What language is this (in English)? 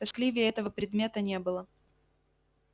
Russian